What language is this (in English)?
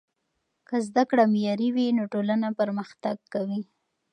Pashto